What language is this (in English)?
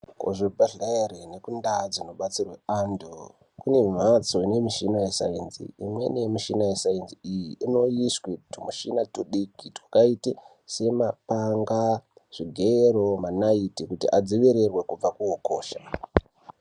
Ndau